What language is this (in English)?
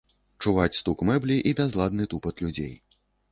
Belarusian